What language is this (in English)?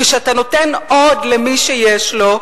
Hebrew